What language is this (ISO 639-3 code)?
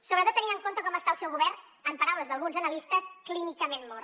cat